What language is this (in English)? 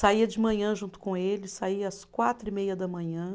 Portuguese